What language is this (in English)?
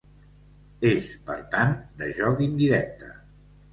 Catalan